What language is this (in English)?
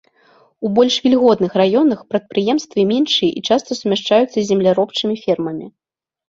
Belarusian